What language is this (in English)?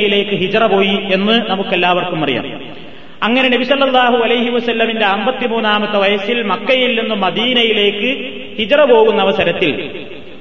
Malayalam